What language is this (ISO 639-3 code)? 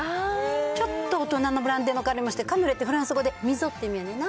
jpn